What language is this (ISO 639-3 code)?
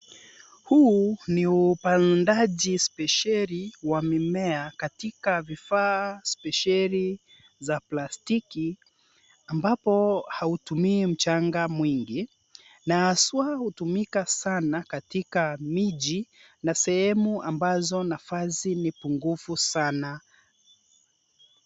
swa